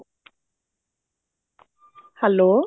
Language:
Punjabi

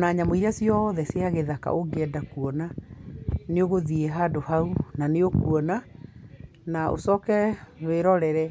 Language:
Kikuyu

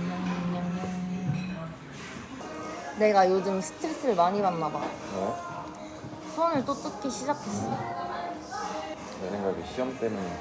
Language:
Korean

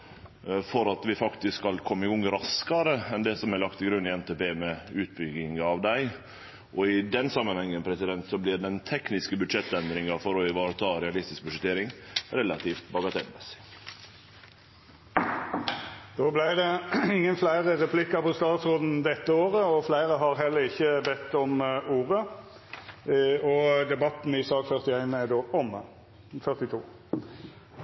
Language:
Norwegian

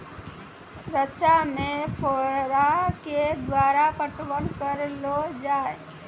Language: Maithili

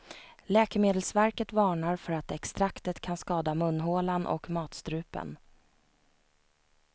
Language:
Swedish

